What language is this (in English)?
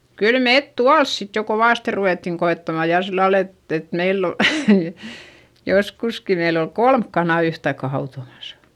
Finnish